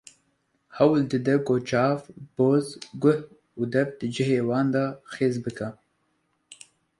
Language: Kurdish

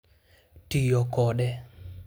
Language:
Luo (Kenya and Tanzania)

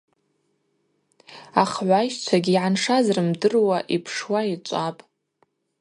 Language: Abaza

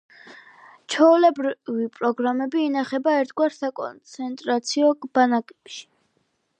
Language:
Georgian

